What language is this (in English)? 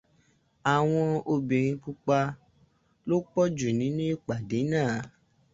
Yoruba